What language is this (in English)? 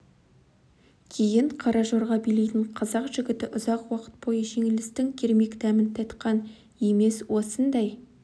Kazakh